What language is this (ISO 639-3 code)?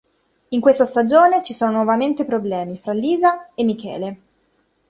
ita